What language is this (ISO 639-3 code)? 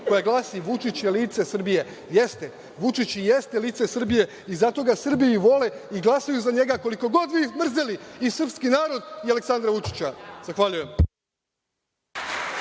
srp